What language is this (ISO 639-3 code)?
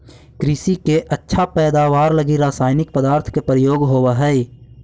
mag